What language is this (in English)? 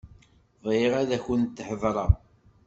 Kabyle